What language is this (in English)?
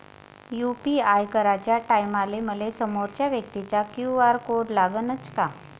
Marathi